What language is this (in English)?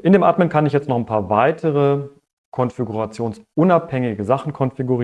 German